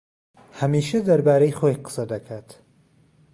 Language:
Central Kurdish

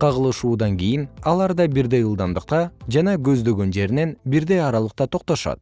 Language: Kyrgyz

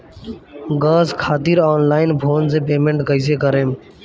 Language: Bhojpuri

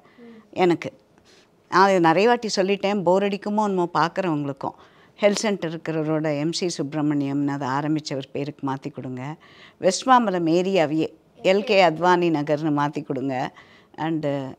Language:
Tamil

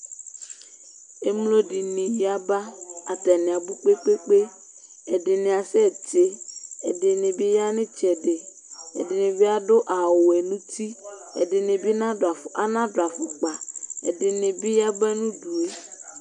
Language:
Ikposo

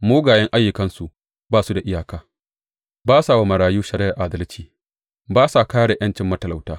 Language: Hausa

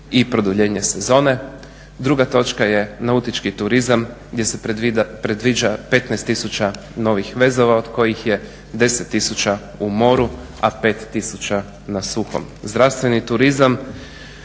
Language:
Croatian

